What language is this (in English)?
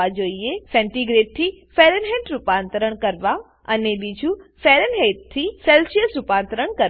Gujarati